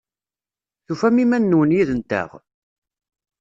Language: Kabyle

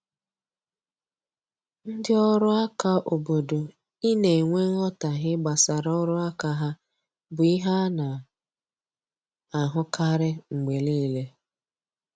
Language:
Igbo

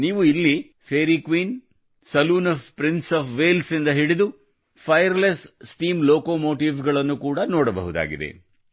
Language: Kannada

